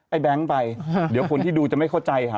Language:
Thai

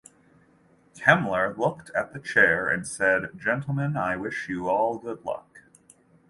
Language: English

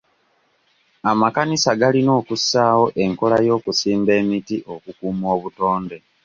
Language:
Ganda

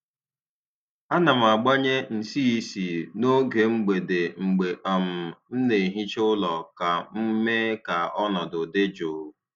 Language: Igbo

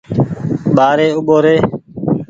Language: Goaria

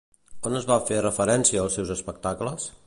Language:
Catalan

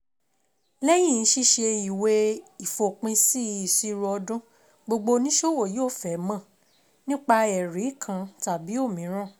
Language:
Yoruba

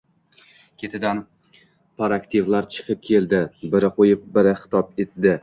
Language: Uzbek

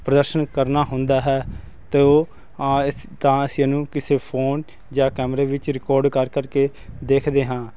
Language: Punjabi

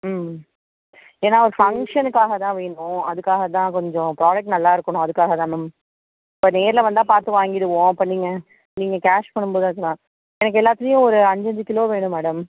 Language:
Tamil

